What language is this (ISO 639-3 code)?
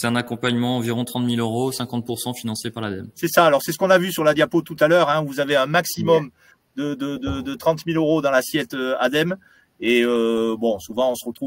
fra